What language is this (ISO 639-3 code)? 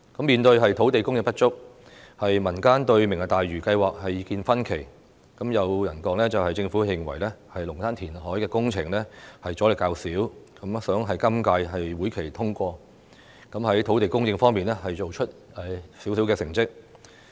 yue